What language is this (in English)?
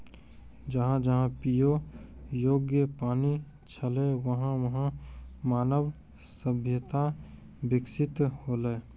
Maithili